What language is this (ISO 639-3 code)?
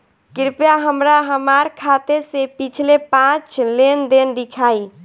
bho